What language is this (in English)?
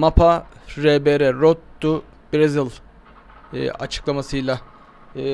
Turkish